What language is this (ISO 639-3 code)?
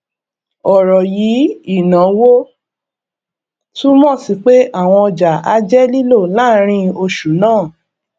yor